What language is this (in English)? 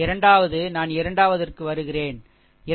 Tamil